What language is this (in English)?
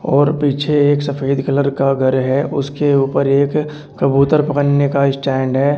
Hindi